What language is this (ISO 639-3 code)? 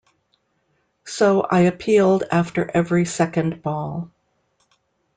eng